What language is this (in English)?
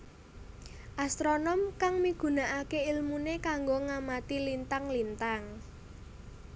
Javanese